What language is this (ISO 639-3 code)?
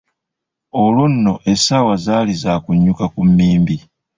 lug